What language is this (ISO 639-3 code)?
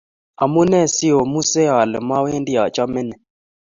kln